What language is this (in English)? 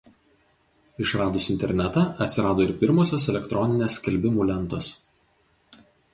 Lithuanian